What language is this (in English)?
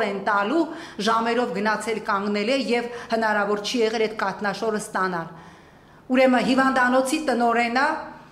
Romanian